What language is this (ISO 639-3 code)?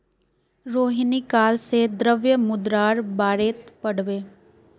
mag